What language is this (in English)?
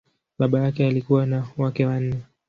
Swahili